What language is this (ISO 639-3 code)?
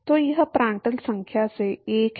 hin